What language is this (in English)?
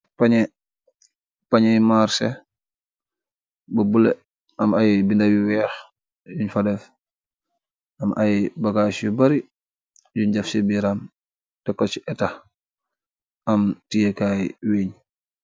Wolof